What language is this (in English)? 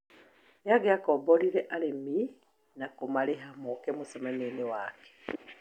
Kikuyu